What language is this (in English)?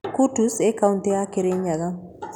Kikuyu